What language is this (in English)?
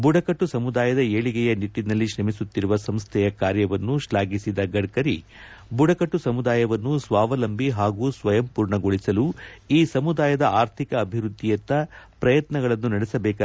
Kannada